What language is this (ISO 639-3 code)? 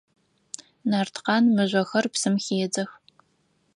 ady